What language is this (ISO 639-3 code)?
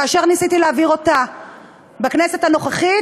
heb